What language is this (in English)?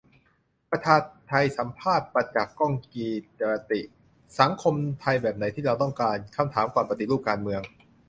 Thai